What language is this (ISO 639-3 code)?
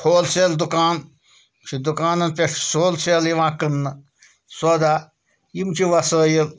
kas